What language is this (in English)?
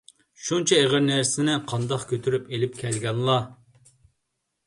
Uyghur